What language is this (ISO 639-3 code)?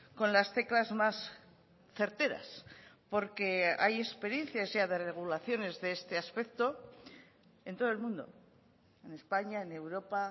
spa